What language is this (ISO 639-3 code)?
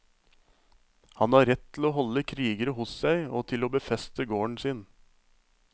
nor